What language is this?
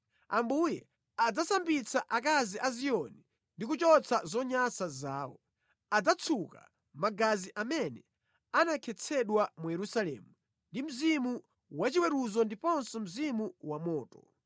Nyanja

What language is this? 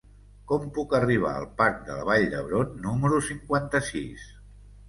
Catalan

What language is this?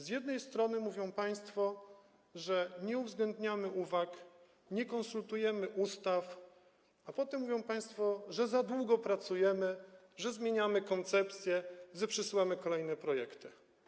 Polish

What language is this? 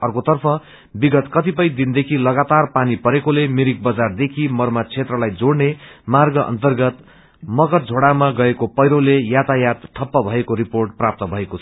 Nepali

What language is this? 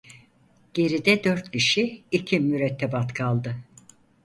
Turkish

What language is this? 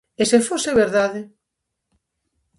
Galician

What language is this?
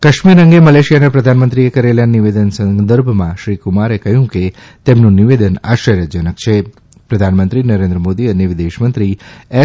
Gujarati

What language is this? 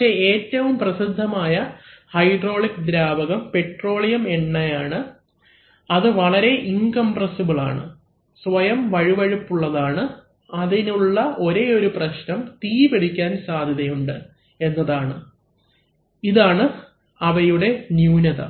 Malayalam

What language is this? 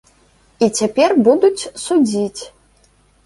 Belarusian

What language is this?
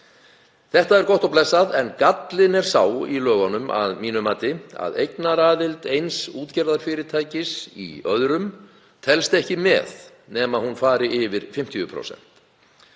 Icelandic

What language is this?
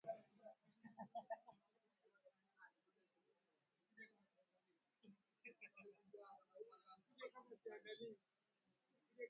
Swahili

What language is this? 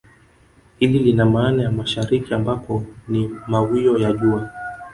Swahili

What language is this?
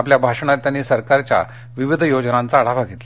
Marathi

